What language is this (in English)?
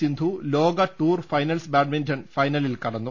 Malayalam